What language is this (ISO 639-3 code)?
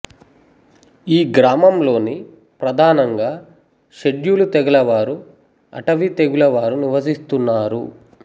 tel